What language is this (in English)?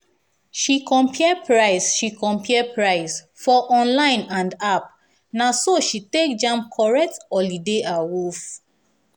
Nigerian Pidgin